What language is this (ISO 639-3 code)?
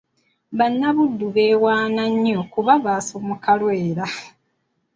lug